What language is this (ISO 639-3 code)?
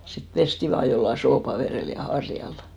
fin